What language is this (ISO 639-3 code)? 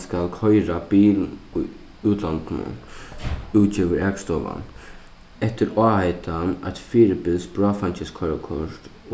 fao